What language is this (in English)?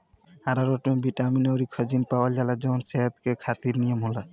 Bhojpuri